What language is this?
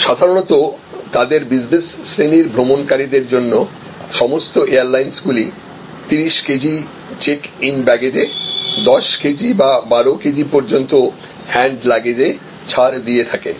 Bangla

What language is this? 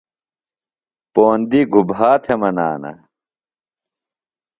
Phalura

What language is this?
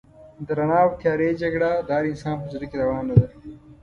Pashto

